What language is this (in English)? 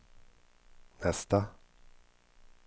Swedish